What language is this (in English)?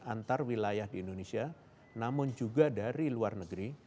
Indonesian